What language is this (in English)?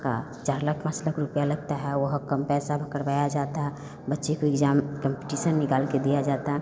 Hindi